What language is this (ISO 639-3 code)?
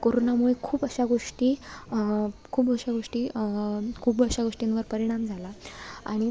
mar